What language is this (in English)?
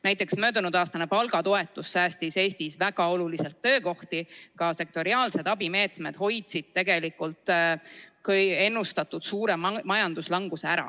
Estonian